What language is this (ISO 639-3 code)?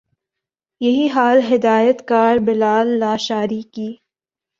urd